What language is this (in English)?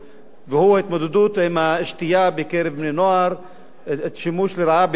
Hebrew